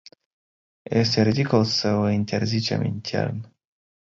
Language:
Romanian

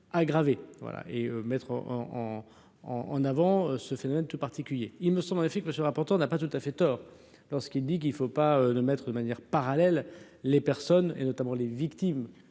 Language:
French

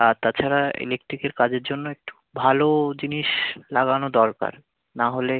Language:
Bangla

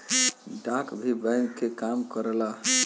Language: Bhojpuri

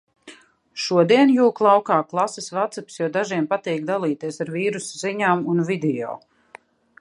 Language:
Latvian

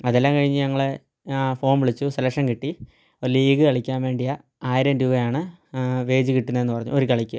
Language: Malayalam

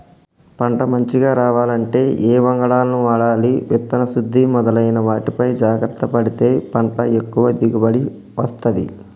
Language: Telugu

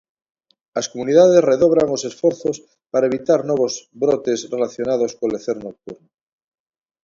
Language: Galician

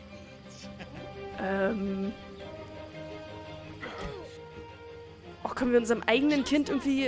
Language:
German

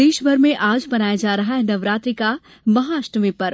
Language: Hindi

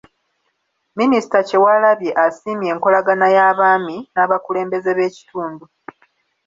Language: Ganda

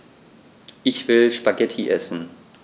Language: German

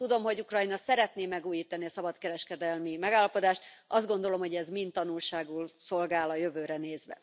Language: Hungarian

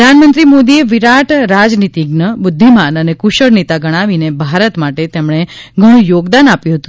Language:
Gujarati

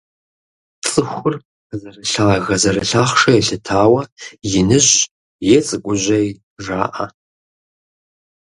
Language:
Kabardian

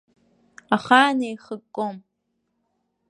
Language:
Abkhazian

